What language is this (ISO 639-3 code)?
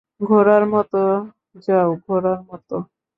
ben